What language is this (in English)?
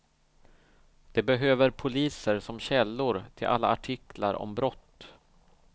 Swedish